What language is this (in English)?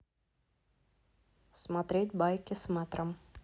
Russian